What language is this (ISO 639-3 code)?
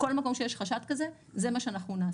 heb